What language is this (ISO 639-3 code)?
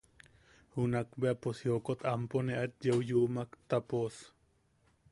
yaq